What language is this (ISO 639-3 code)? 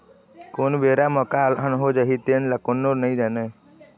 hne